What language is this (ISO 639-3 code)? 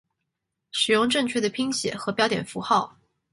zho